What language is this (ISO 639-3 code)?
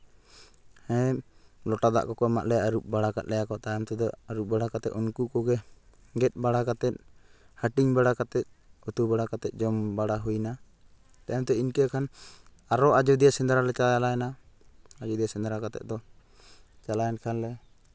sat